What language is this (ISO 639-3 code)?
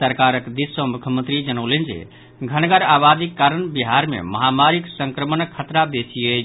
mai